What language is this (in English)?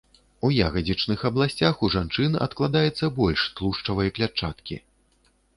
Belarusian